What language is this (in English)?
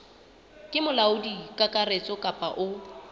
Southern Sotho